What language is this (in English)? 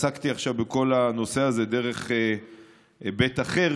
Hebrew